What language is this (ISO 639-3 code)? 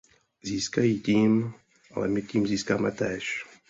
ces